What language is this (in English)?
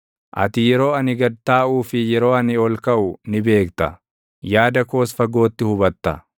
Oromo